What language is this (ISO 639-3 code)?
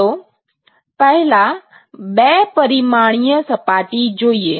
guj